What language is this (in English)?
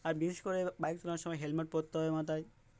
Bangla